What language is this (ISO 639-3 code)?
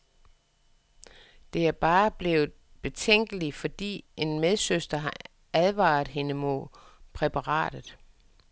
dan